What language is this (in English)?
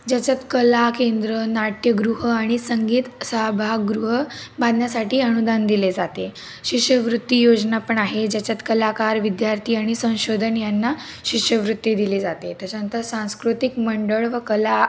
Marathi